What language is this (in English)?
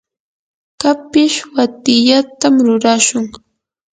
Yanahuanca Pasco Quechua